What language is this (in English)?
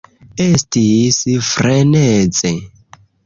Esperanto